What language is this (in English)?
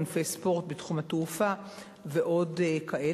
Hebrew